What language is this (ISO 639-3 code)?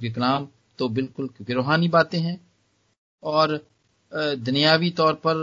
hin